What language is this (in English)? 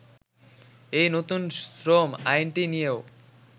Bangla